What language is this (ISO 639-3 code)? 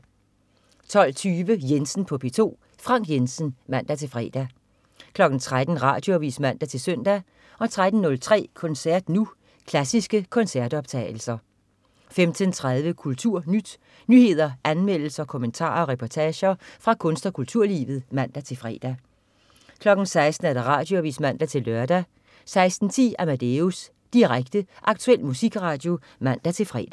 dan